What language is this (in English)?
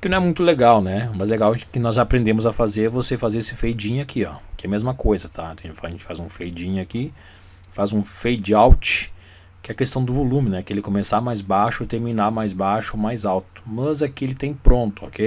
Portuguese